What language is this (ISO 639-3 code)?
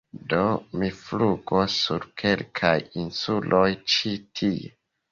epo